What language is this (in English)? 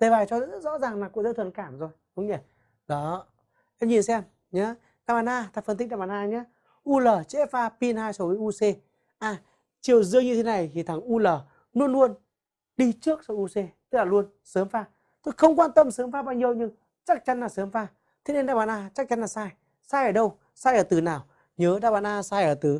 Vietnamese